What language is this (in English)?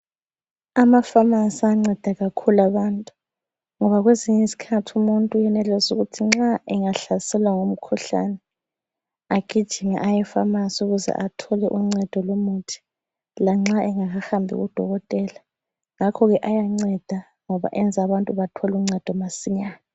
North Ndebele